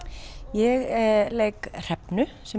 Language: Icelandic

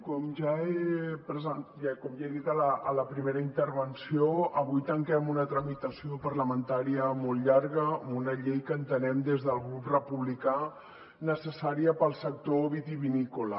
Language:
Catalan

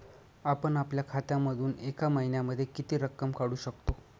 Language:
Marathi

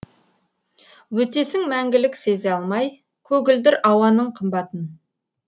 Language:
Kazakh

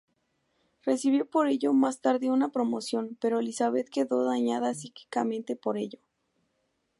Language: Spanish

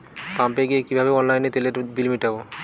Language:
Bangla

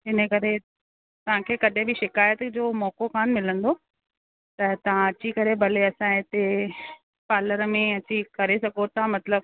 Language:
Sindhi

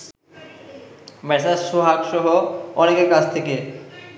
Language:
Bangla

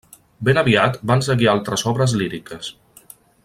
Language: Catalan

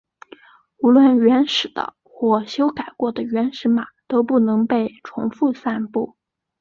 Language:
Chinese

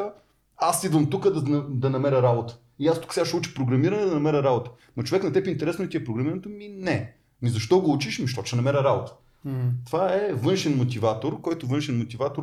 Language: Bulgarian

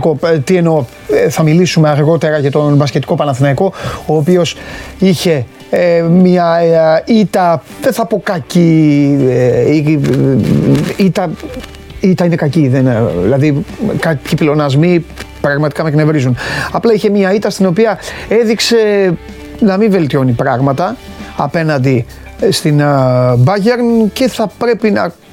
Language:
Greek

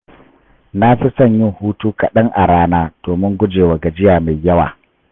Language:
Hausa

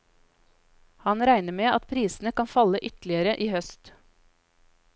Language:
Norwegian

